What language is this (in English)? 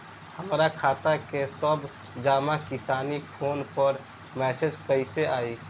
Bhojpuri